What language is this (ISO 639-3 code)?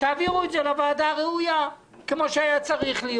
heb